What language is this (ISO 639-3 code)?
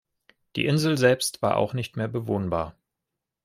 deu